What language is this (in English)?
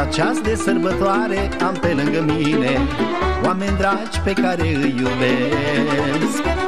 Romanian